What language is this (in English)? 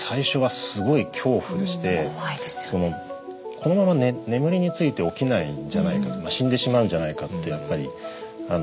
Japanese